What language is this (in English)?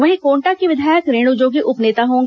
Hindi